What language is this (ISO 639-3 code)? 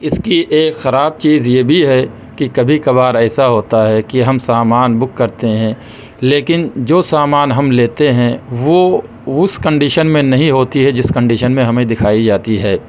urd